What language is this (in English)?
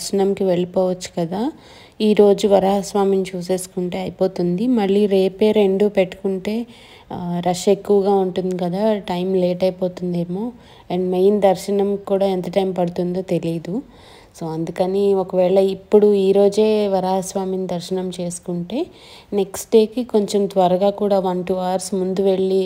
Telugu